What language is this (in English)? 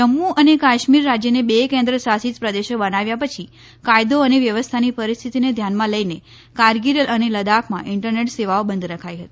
Gujarati